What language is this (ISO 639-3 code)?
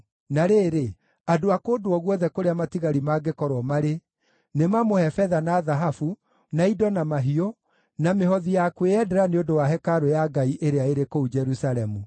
kik